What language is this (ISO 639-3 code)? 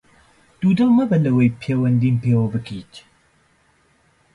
ckb